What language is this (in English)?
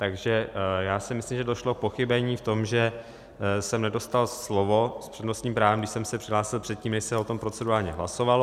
Czech